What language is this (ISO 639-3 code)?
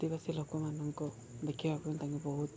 ori